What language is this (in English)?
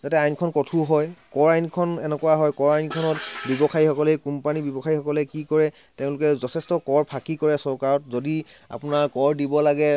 Assamese